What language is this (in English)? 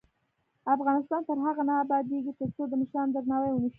Pashto